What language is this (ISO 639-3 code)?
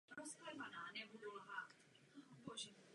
ces